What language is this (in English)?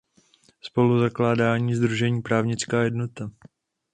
Czech